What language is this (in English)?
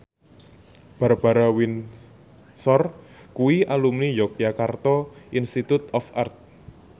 Javanese